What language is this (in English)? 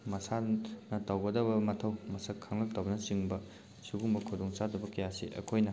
Manipuri